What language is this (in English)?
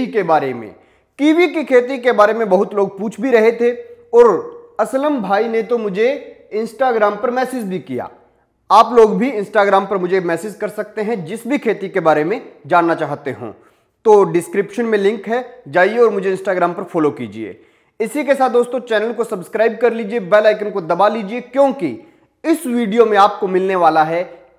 Hindi